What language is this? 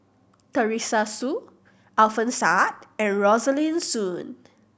English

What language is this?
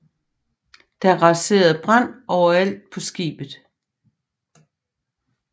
Danish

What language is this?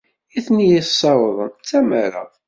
Kabyle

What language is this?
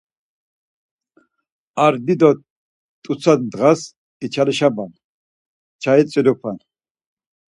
Laz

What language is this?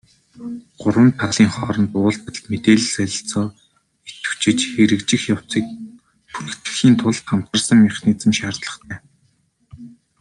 Mongolian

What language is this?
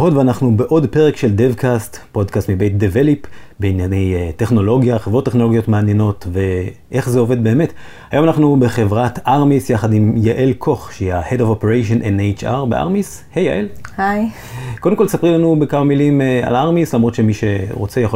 Hebrew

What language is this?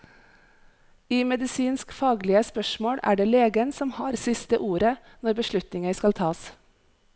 Norwegian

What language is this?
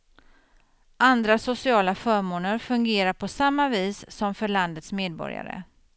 Swedish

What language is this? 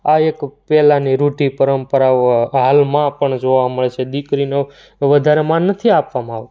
Gujarati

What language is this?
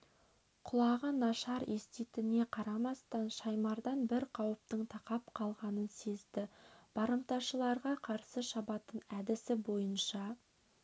Kazakh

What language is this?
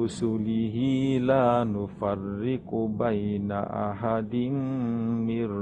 Arabic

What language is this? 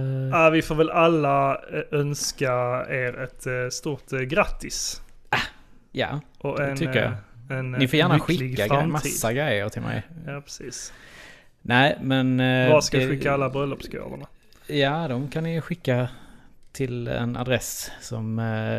Swedish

